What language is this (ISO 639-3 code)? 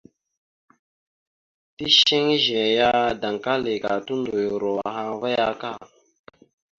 mxu